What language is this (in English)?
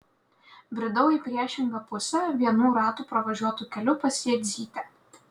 Lithuanian